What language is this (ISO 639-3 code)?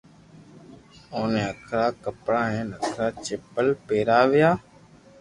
lrk